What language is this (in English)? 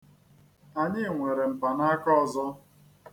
Igbo